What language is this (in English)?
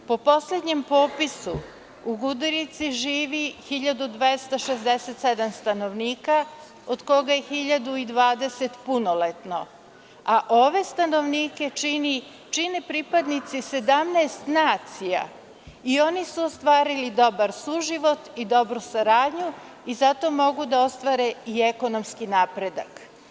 Serbian